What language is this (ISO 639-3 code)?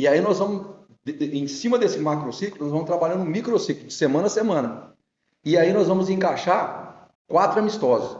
por